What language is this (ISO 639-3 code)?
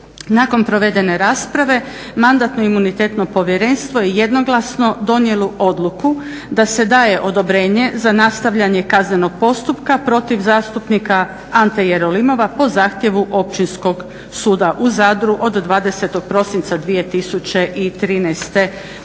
hrv